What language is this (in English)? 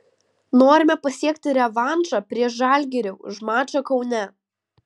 Lithuanian